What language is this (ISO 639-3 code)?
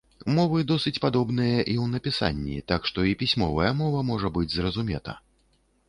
bel